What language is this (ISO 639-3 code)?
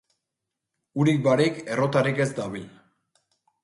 eus